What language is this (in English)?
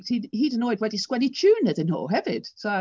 Welsh